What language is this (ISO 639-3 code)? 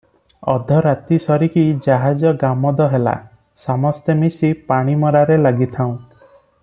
ori